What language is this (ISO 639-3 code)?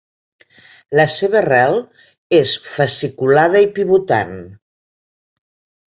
cat